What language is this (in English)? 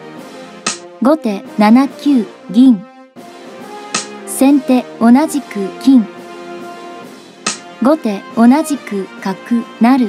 Japanese